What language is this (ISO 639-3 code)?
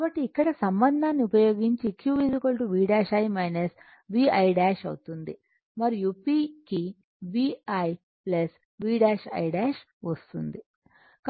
tel